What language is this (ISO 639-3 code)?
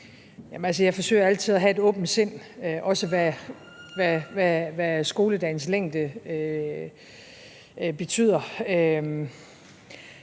dan